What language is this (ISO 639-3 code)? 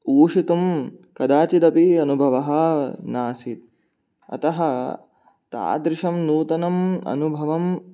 san